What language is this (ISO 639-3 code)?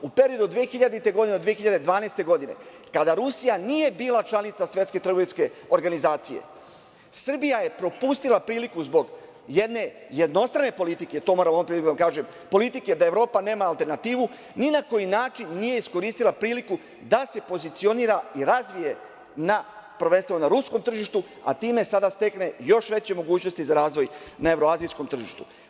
srp